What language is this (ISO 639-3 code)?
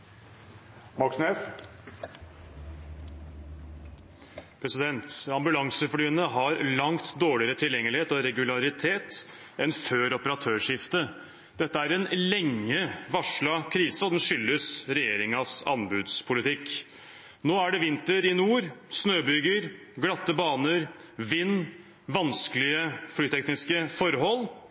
nor